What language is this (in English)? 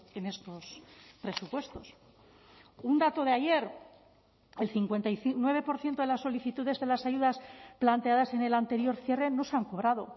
Spanish